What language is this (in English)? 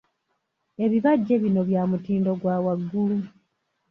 Ganda